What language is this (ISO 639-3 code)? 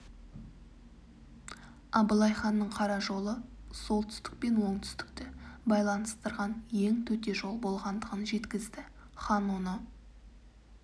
kaz